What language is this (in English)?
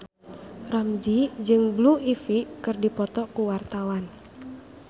Sundanese